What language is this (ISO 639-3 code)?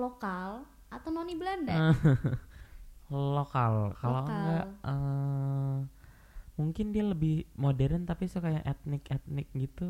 ind